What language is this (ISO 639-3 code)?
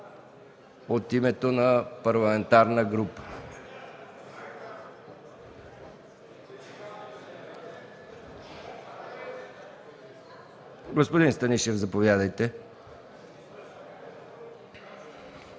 bul